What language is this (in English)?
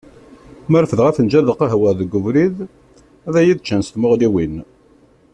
Kabyle